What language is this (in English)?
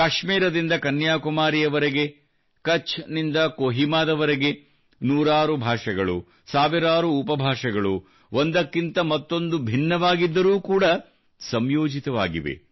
Kannada